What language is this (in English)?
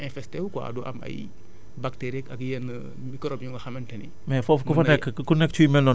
Wolof